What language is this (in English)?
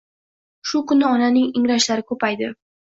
Uzbek